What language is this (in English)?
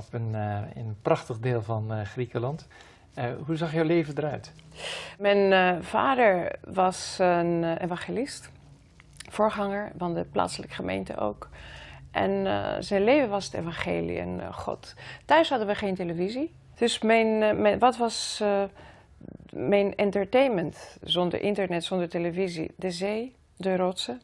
Dutch